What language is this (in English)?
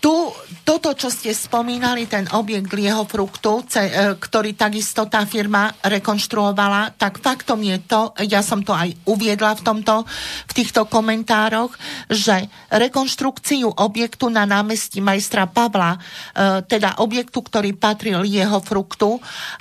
Slovak